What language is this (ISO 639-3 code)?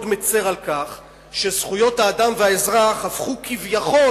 heb